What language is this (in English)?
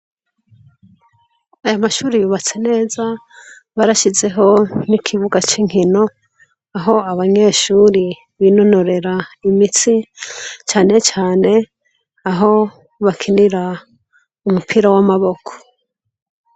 Rundi